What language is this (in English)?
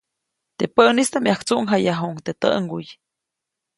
Copainalá Zoque